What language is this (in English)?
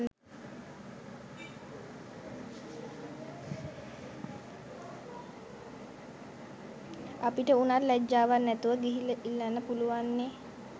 Sinhala